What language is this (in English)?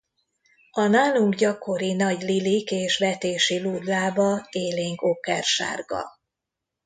Hungarian